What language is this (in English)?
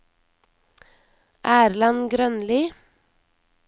Norwegian